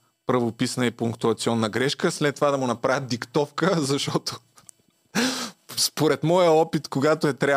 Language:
Bulgarian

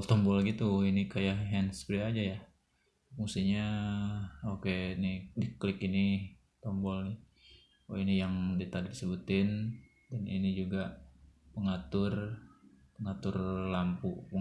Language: Indonesian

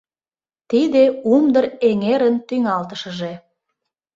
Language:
Mari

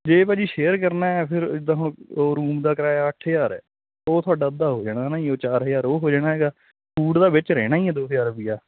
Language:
Punjabi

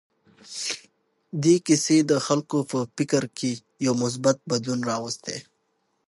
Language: Pashto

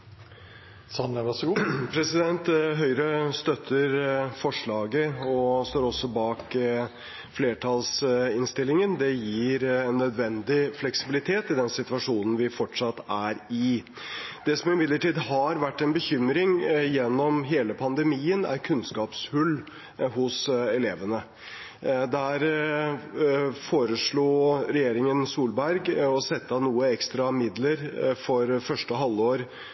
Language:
Norwegian Bokmål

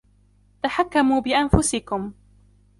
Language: Arabic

